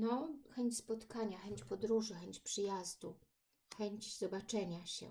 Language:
Polish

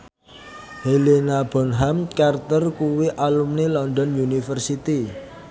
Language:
Javanese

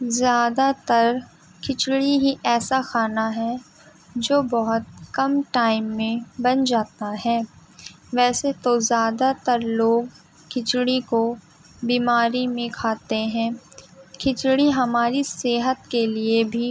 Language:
Urdu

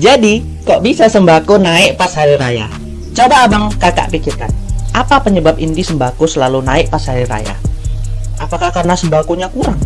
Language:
Indonesian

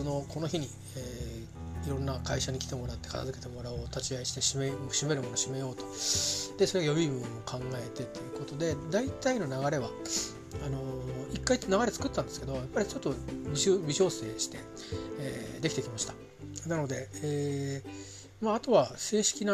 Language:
Japanese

